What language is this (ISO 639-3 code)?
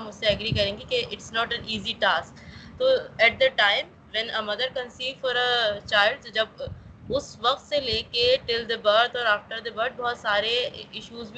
urd